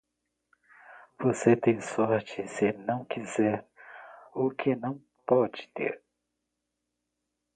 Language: Portuguese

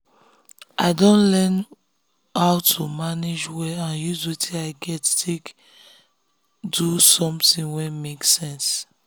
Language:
Nigerian Pidgin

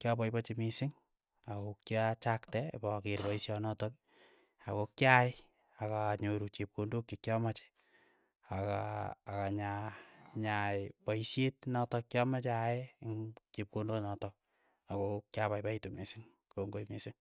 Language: Keiyo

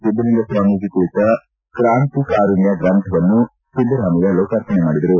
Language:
Kannada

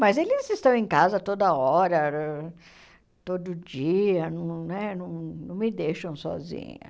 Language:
Portuguese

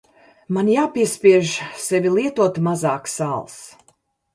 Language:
Latvian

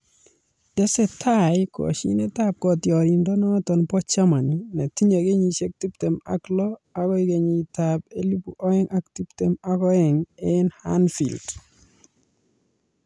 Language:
Kalenjin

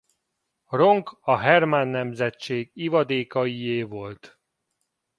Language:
Hungarian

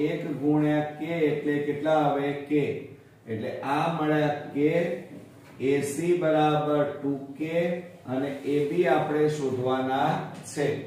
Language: Hindi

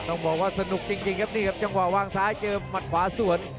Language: Thai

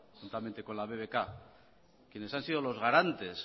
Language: Spanish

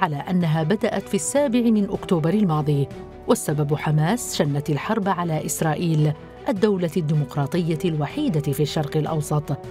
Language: Arabic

